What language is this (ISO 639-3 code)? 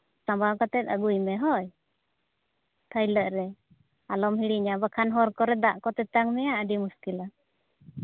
sat